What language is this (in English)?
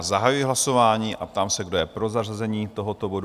Czech